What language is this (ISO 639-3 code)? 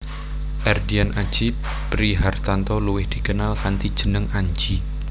jav